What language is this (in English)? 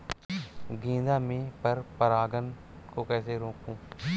Hindi